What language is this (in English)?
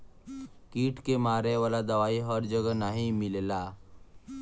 Bhojpuri